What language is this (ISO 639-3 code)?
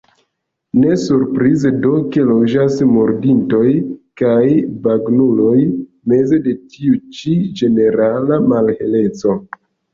epo